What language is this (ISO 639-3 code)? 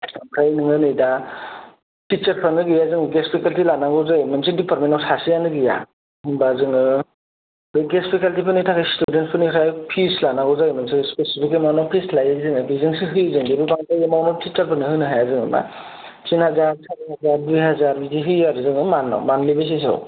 brx